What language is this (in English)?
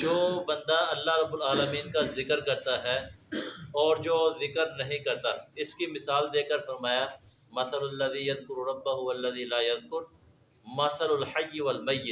Urdu